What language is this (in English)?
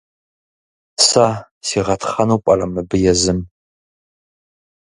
Kabardian